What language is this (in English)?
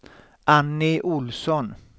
Swedish